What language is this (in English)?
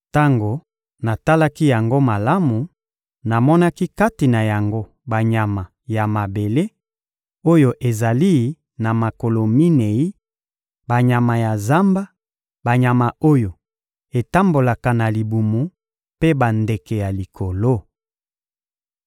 Lingala